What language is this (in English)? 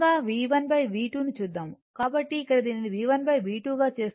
Telugu